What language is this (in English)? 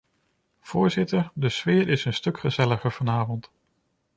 Dutch